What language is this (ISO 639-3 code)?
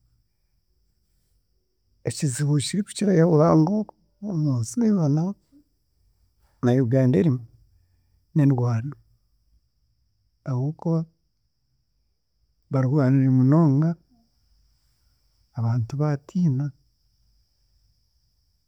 cgg